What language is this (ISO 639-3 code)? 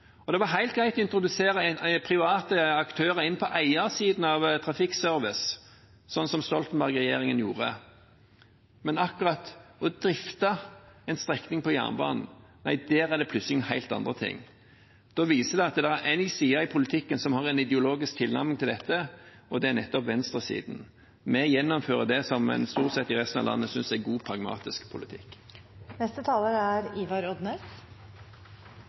nor